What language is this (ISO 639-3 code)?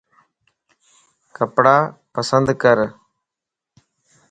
lss